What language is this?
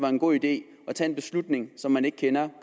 Danish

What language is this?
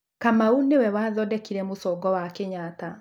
Kikuyu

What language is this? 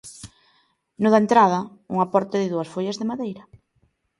Galician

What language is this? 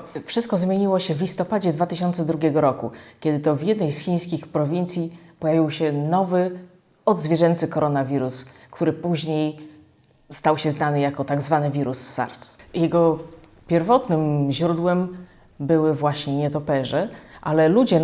Polish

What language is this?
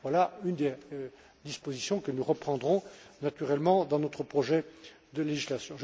French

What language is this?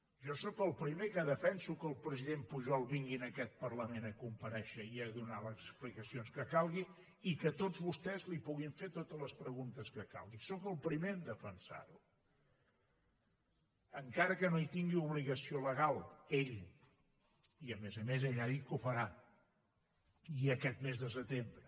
Catalan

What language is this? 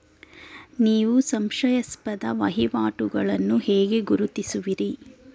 Kannada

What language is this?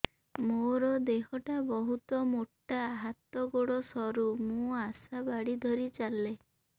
Odia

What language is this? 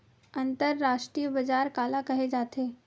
Chhattisgarhi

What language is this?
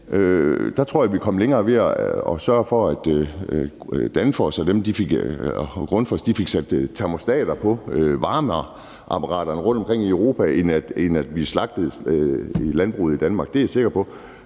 Danish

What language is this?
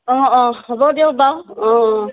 Assamese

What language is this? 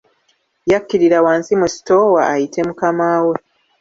Ganda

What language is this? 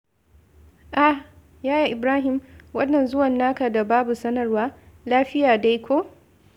Hausa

